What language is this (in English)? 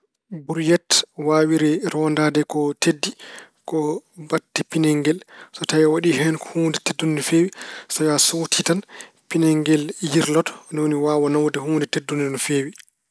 Fula